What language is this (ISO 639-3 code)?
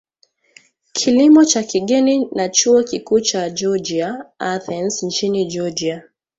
swa